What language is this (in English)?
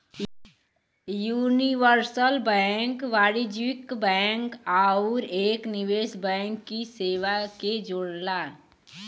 Bhojpuri